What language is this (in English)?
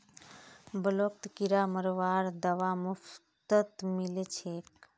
Magahi